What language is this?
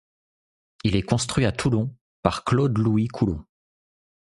French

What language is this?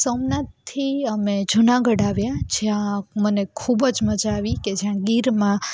Gujarati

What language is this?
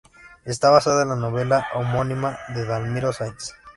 Spanish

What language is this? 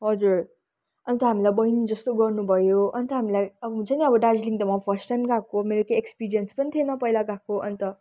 Nepali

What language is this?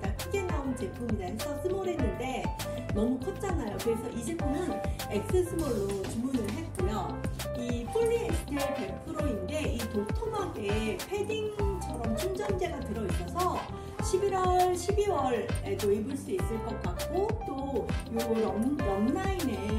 Korean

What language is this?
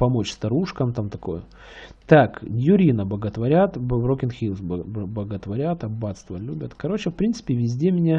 Russian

